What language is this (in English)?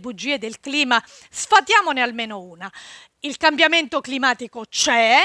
Italian